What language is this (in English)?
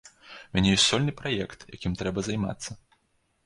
Belarusian